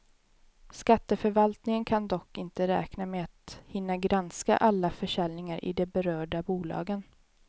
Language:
Swedish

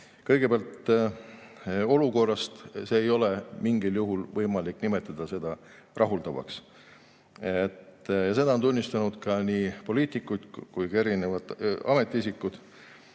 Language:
Estonian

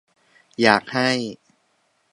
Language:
Thai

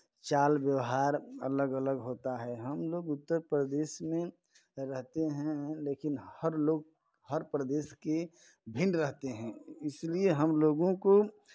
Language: Hindi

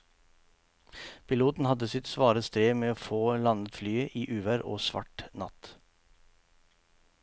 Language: Norwegian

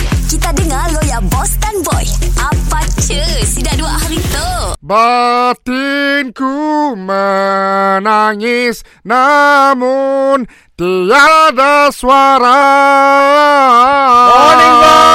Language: Malay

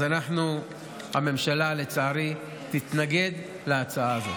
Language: Hebrew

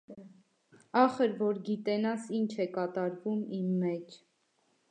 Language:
Armenian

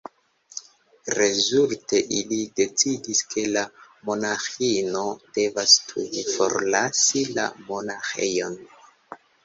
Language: Esperanto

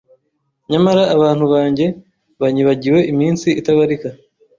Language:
Kinyarwanda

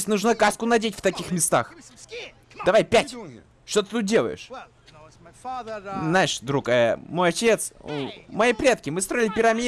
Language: Russian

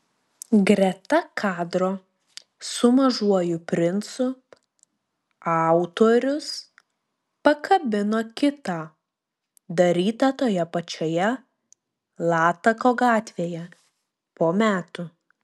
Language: Lithuanian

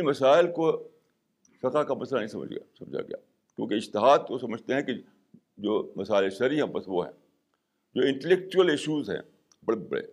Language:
Urdu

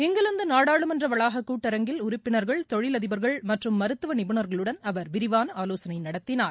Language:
Tamil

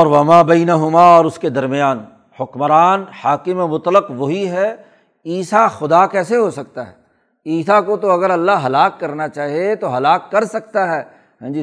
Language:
Urdu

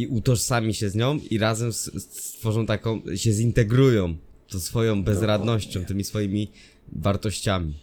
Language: Polish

